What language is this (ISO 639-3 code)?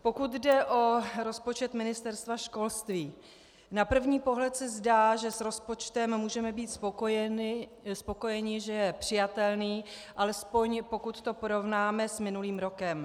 ces